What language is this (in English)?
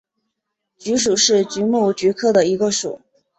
Chinese